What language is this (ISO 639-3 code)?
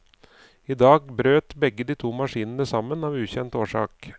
nor